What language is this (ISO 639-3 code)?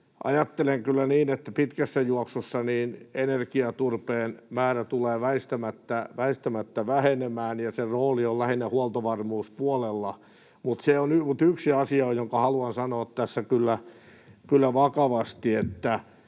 fin